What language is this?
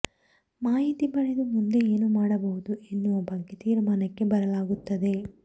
Kannada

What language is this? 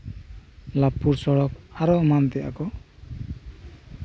Santali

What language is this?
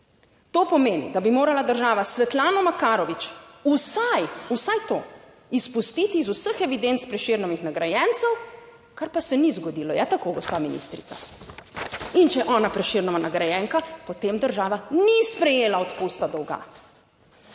Slovenian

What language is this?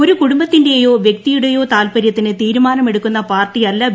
Malayalam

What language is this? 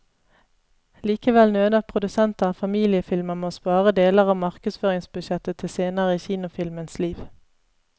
Norwegian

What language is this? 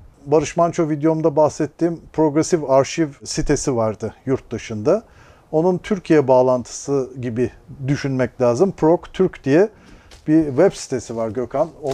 Turkish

